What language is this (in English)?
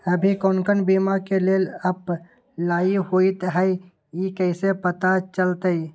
Magahi